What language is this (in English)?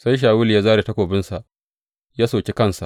Hausa